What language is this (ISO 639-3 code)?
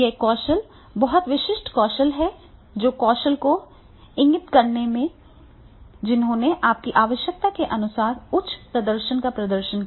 hin